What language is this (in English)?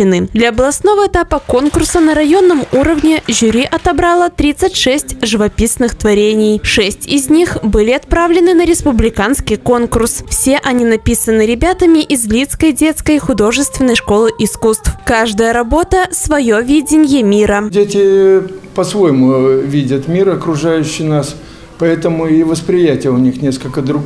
Russian